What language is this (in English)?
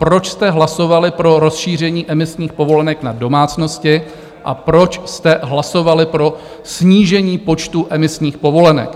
Czech